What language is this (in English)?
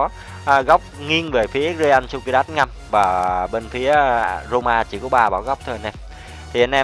Vietnamese